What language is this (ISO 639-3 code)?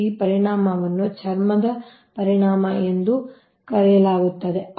kan